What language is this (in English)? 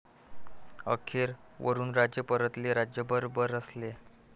Marathi